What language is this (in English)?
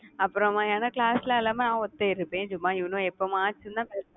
Tamil